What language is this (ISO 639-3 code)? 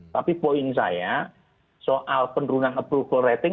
ind